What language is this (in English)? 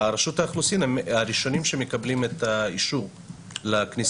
Hebrew